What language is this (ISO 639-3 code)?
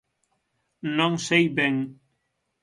glg